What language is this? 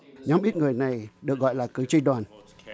Vietnamese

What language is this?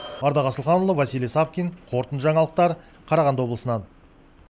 Kazakh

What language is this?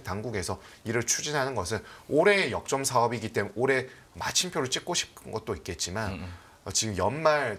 Korean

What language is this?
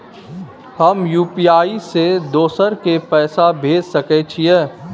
Maithili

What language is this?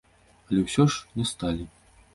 Belarusian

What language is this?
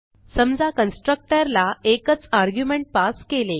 Marathi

